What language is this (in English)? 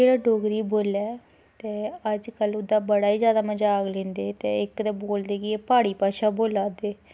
Dogri